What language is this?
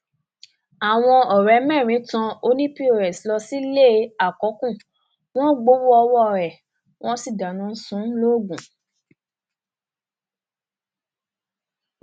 Yoruba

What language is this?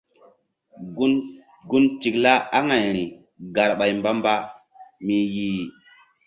Mbum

